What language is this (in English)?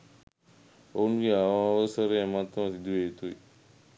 Sinhala